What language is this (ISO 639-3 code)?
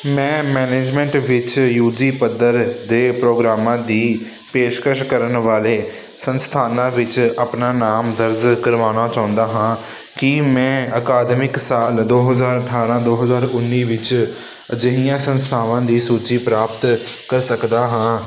pan